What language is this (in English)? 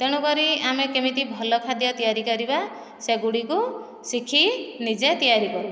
Odia